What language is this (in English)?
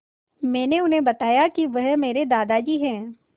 Hindi